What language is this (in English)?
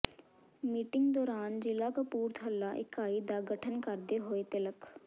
Punjabi